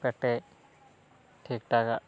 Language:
Santali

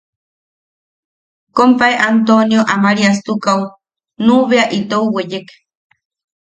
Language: Yaqui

